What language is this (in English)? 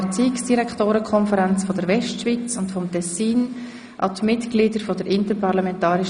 Swiss German